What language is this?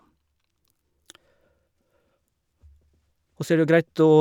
Norwegian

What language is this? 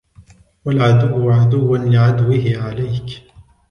Arabic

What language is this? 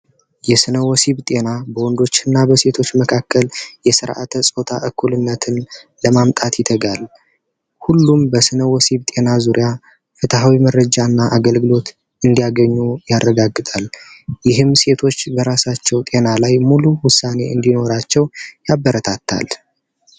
Amharic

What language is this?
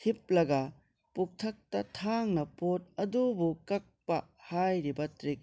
Manipuri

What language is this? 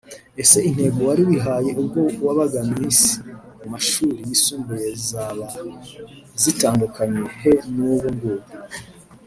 Kinyarwanda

